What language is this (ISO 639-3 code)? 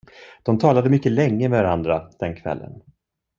swe